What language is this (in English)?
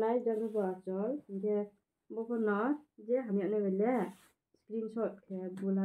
Norwegian